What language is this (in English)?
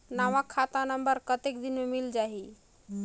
Chhattisgarhi